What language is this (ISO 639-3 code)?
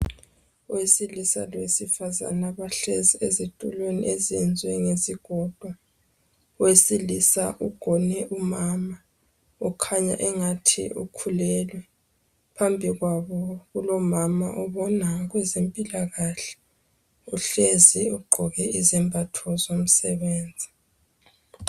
nde